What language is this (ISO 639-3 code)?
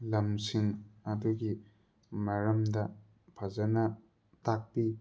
mni